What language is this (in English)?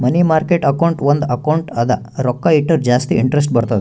Kannada